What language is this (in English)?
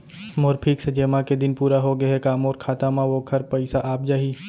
Chhattisgarhi